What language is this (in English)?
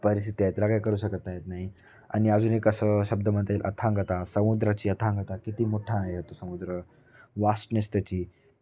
Marathi